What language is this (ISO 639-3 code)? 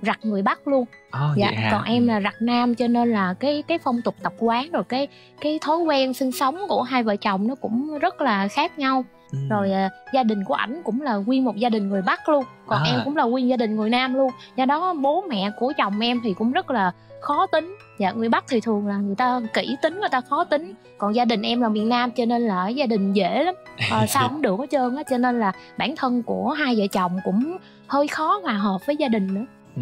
vie